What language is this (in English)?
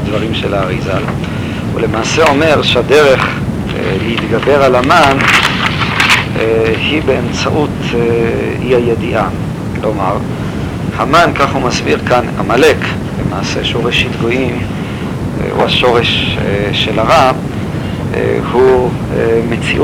Hebrew